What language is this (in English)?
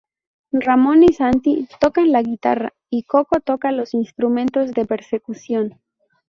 Spanish